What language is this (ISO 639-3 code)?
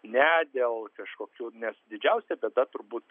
lit